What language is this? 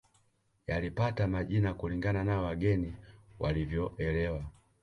Swahili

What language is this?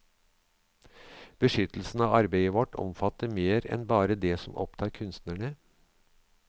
Norwegian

